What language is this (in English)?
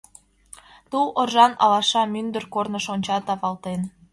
Mari